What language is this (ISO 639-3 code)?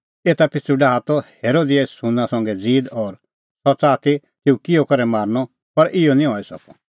kfx